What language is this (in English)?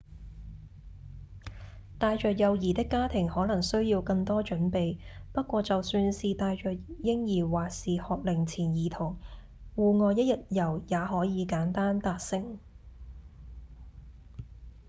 Cantonese